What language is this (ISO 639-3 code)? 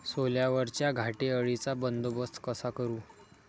mar